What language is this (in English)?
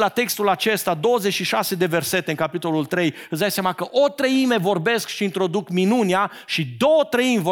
Romanian